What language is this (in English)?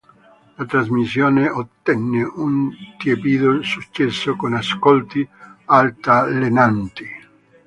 Italian